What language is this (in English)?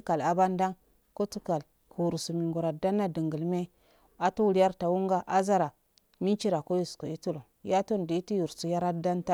Afade